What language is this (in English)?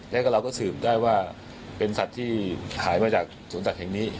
Thai